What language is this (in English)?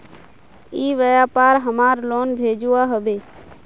Magahi